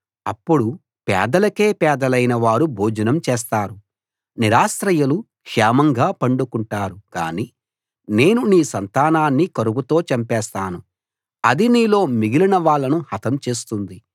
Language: Telugu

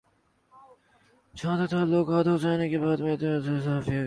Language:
Urdu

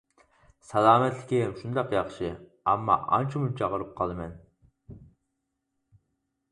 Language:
Uyghur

